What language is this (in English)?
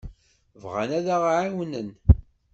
Kabyle